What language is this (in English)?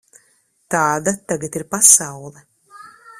Latvian